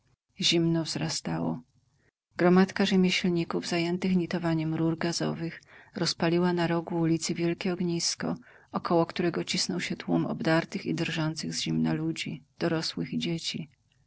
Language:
Polish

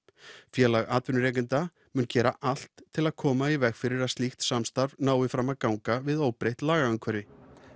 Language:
Icelandic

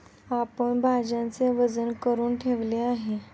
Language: Marathi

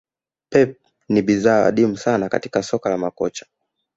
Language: Swahili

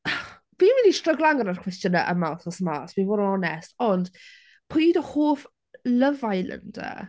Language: Welsh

